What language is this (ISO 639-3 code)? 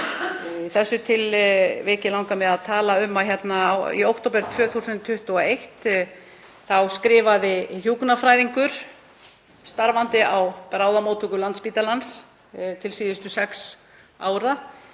isl